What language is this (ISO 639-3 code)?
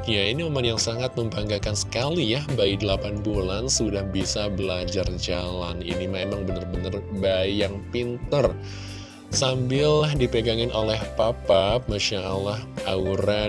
ind